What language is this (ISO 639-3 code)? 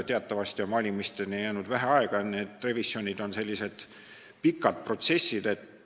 est